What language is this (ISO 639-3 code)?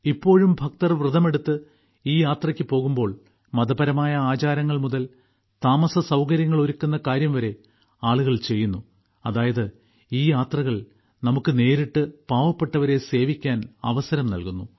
mal